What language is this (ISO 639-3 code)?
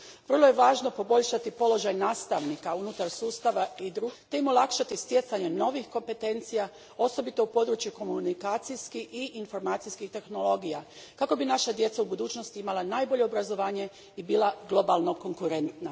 hrv